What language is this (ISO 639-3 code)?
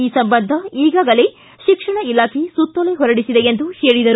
kan